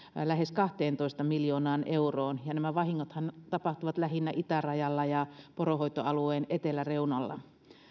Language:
Finnish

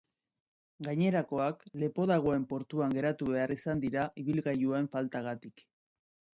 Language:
Basque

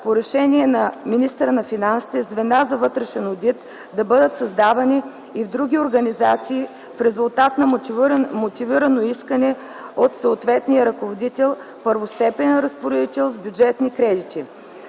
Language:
Bulgarian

